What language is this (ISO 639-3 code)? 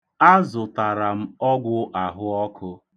ibo